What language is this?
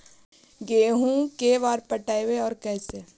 Magahi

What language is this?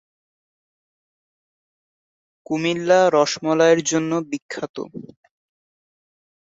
Bangla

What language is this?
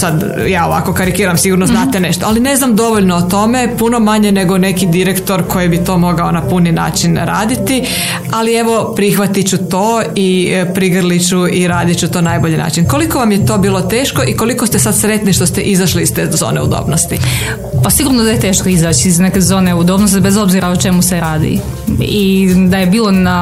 Croatian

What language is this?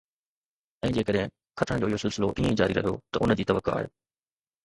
Sindhi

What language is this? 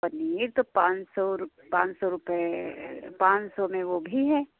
Hindi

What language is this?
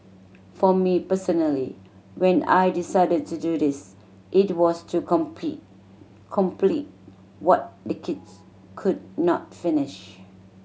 English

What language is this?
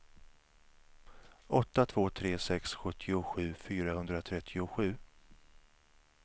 Swedish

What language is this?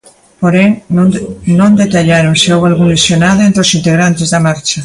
Galician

